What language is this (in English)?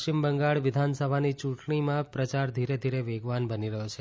Gujarati